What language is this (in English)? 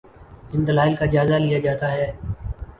Urdu